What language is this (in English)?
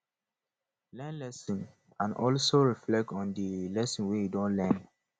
Nigerian Pidgin